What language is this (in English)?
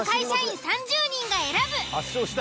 Japanese